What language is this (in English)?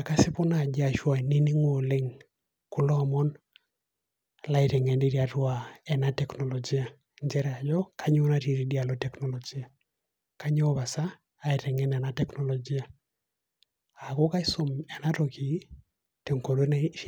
Masai